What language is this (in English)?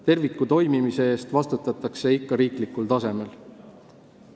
Estonian